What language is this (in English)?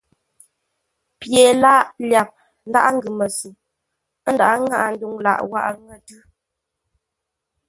Ngombale